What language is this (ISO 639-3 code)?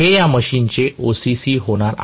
mar